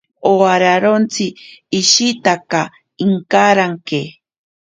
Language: Ashéninka Perené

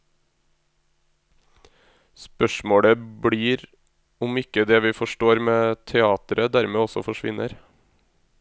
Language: Norwegian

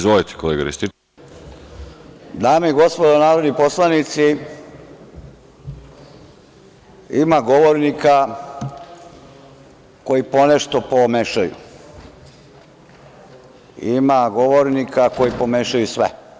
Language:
Serbian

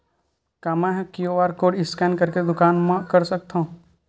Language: Chhattisgarhi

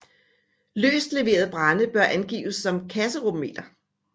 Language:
Danish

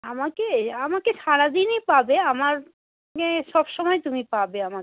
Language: Bangla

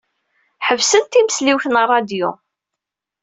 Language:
Kabyle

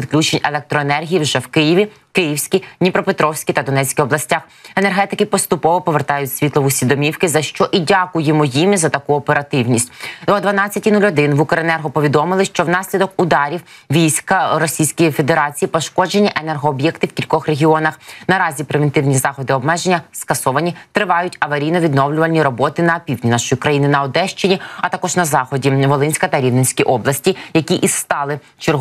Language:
Ukrainian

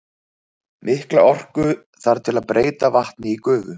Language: Icelandic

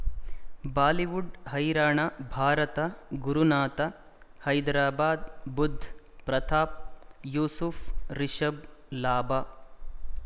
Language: Kannada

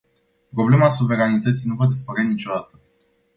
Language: Romanian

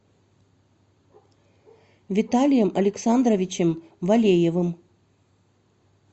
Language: Russian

